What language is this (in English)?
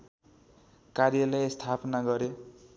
Nepali